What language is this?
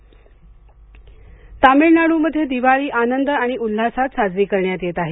Marathi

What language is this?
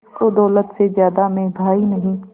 Hindi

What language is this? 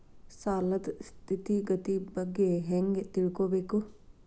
Kannada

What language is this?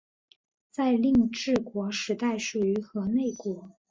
Chinese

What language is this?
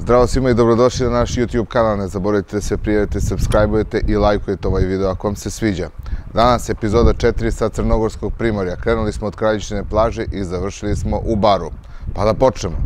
Polish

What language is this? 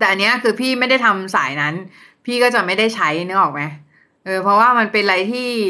Thai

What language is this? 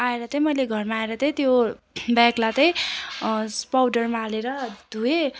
Nepali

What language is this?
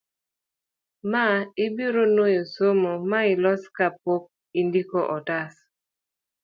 Luo (Kenya and Tanzania)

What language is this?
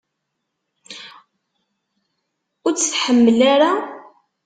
Kabyle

